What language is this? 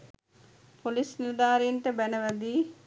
Sinhala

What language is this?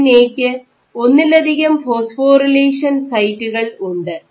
Malayalam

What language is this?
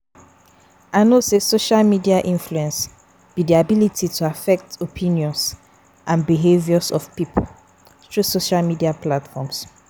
Nigerian Pidgin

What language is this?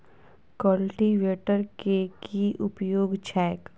Maithili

